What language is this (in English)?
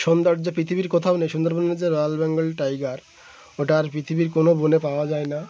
Bangla